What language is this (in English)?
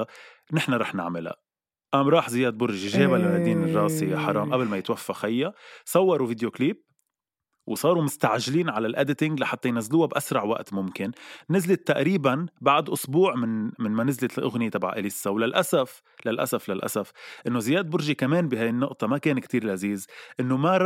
Arabic